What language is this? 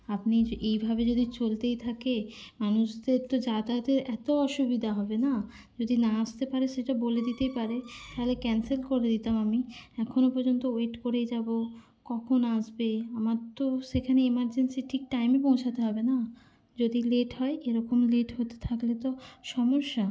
Bangla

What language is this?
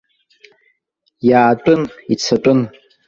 Abkhazian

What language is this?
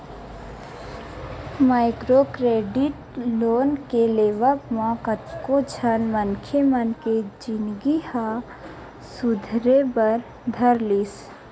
Chhattisgarhi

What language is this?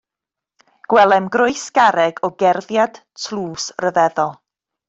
Welsh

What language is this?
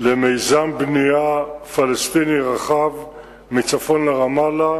Hebrew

